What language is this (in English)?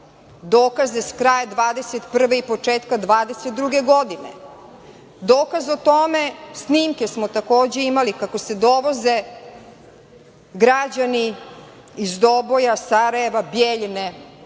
Serbian